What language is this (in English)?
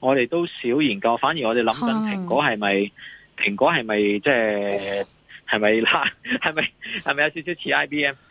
Chinese